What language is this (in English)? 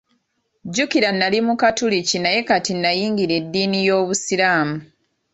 Ganda